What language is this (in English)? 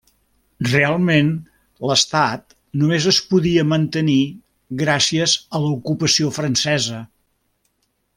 Catalan